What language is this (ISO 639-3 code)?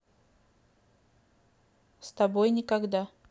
rus